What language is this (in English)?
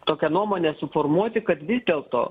Lithuanian